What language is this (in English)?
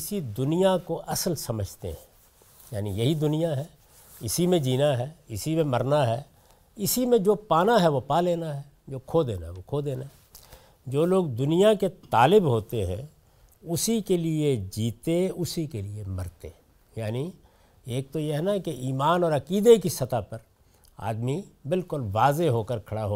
Urdu